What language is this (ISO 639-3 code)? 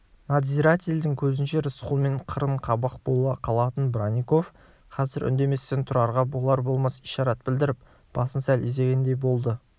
kaz